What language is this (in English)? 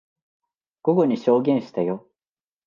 Japanese